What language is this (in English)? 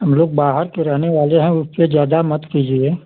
Hindi